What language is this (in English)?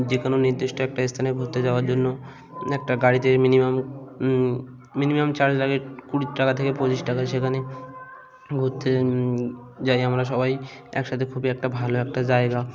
Bangla